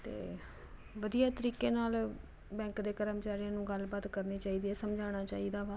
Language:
Punjabi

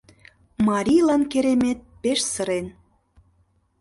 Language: Mari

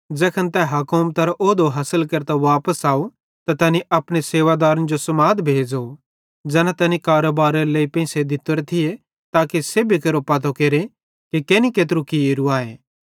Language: Bhadrawahi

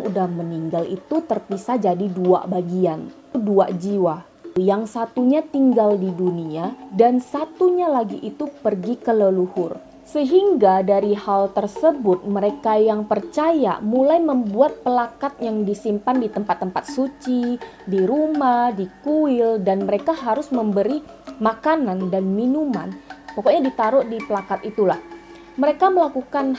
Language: Indonesian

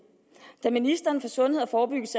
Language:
Danish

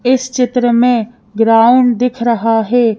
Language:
Hindi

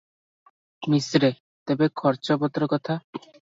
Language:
Odia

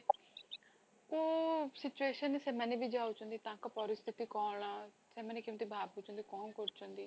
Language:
Odia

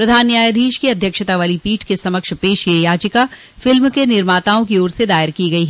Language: Hindi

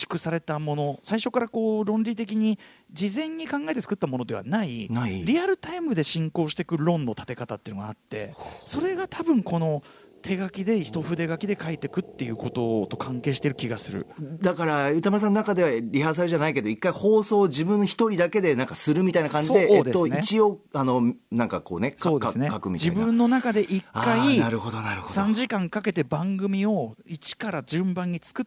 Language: Japanese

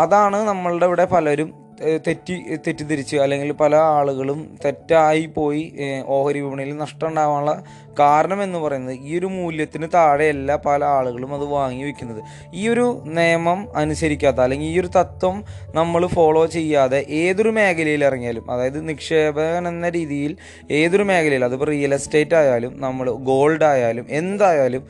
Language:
Malayalam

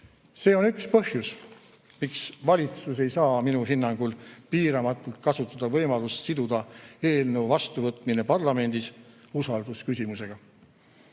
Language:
Estonian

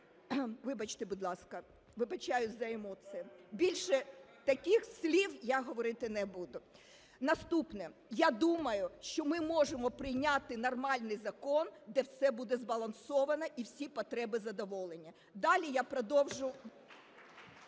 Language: Ukrainian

